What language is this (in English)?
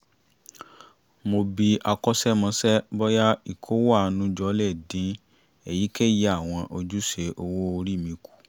Yoruba